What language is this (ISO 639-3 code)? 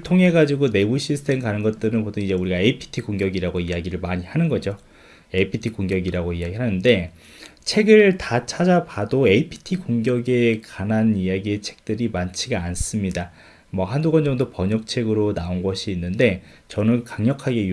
kor